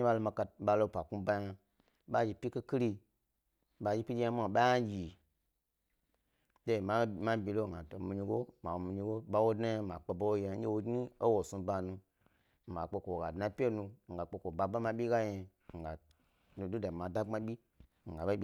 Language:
Gbari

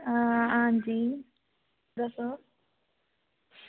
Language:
Dogri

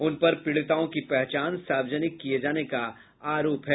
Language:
Hindi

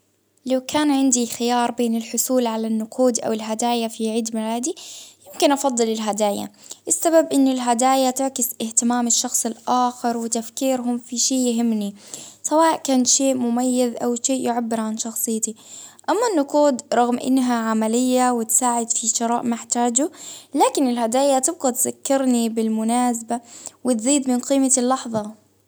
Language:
Baharna Arabic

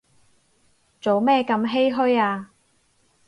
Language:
Cantonese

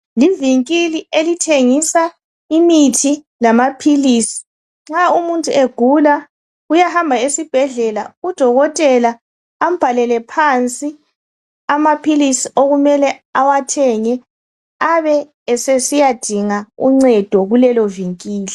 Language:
North Ndebele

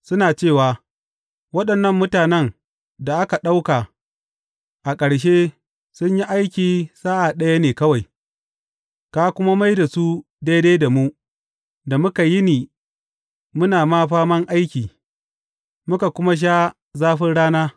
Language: Hausa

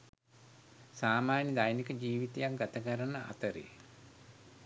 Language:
Sinhala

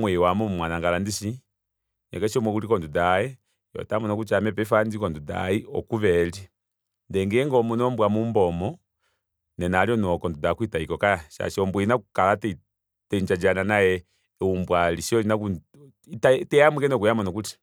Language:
Kuanyama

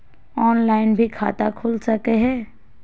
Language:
Magahi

